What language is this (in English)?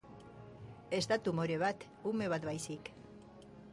Basque